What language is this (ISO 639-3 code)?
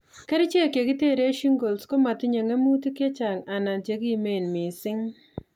kln